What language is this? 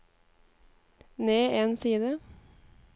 Norwegian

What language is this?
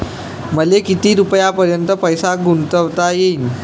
Marathi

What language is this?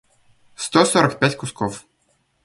Russian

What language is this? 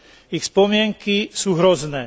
Slovak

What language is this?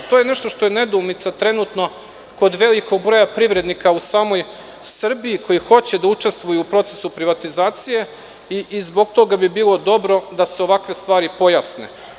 Serbian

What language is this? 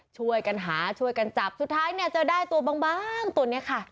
Thai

